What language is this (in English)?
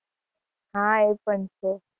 Gujarati